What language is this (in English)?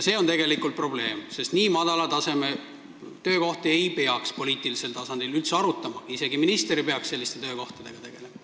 Estonian